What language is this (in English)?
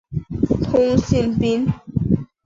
Chinese